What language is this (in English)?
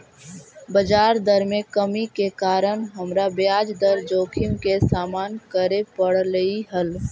Magahi